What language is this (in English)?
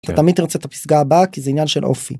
Hebrew